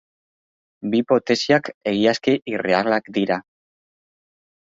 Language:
Basque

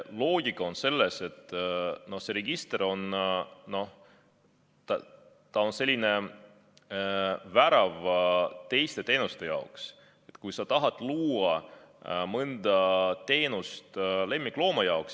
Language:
Estonian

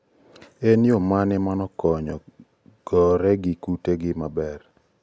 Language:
Luo (Kenya and Tanzania)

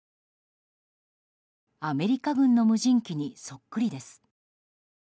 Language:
Japanese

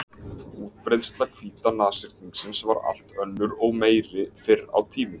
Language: Icelandic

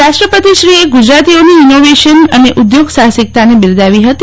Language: Gujarati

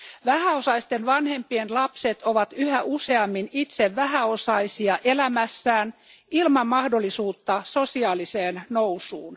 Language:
Finnish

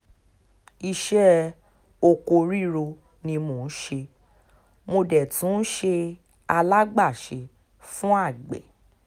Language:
Yoruba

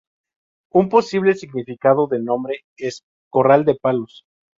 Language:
Spanish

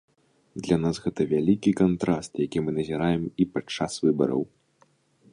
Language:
Belarusian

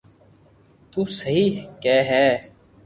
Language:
Loarki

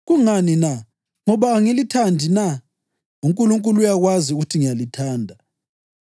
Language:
North Ndebele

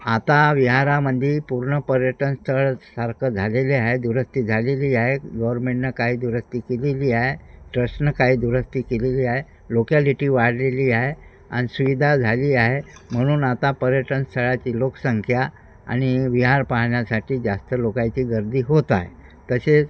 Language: Marathi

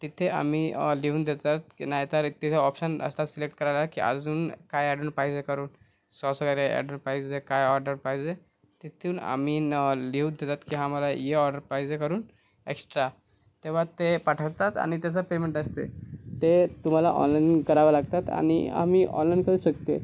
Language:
Marathi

